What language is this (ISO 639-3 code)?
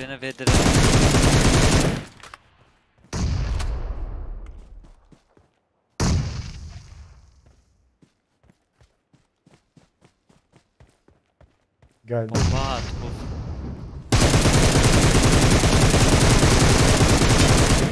tur